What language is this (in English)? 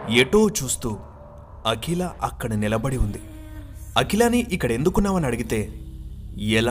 Telugu